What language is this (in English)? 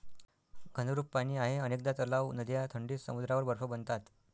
Marathi